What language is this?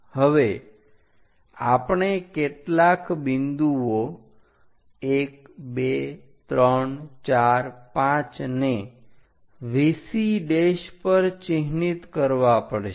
Gujarati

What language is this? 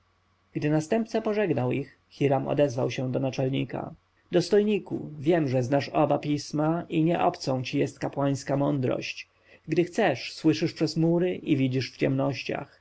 Polish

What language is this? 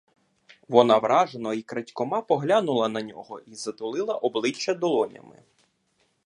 Ukrainian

